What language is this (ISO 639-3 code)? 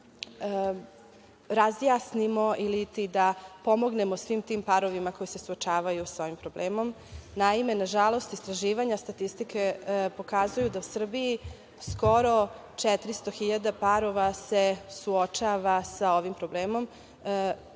srp